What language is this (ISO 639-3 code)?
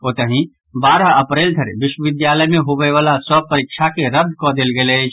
mai